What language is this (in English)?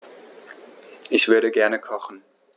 German